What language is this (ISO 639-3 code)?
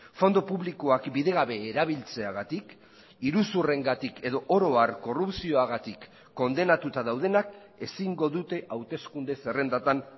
eus